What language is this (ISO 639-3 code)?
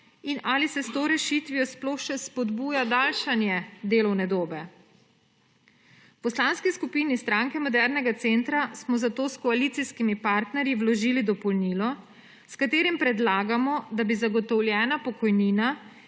slv